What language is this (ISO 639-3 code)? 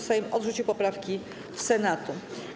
pol